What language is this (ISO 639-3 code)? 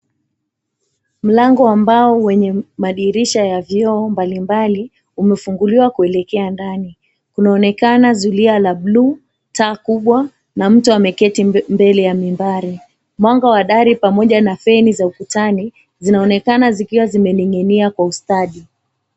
swa